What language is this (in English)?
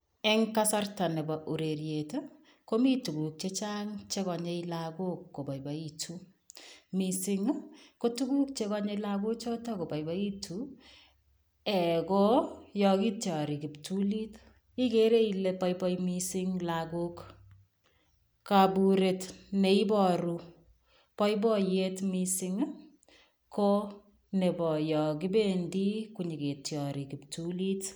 Kalenjin